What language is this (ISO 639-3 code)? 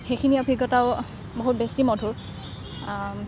asm